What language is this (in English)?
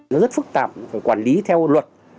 Vietnamese